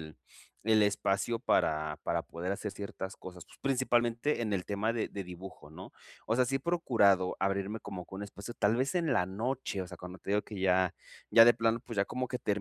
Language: Spanish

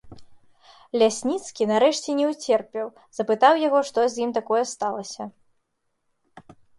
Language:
Belarusian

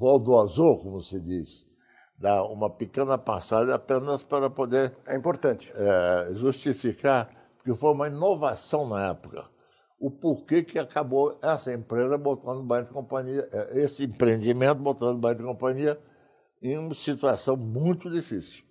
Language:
Portuguese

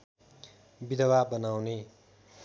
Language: Nepali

